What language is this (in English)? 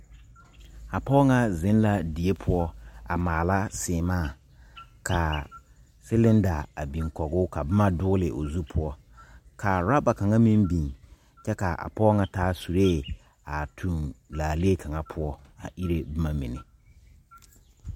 Southern Dagaare